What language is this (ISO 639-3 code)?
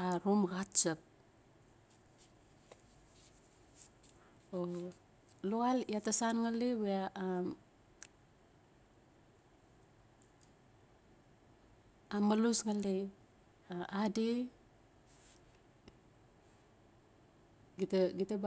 ncf